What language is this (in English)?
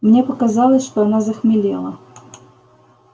Russian